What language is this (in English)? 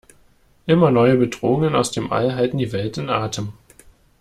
German